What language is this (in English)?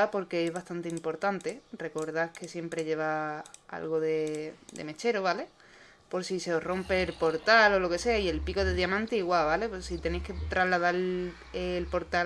Spanish